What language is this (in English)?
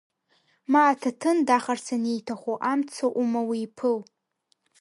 Abkhazian